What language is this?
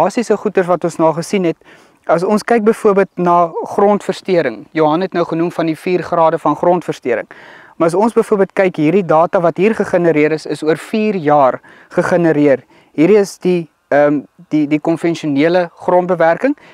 Dutch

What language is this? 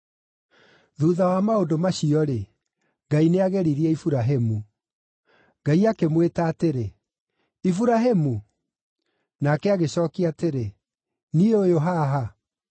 Kikuyu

